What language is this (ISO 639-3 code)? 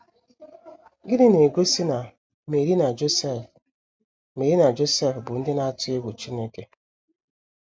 ibo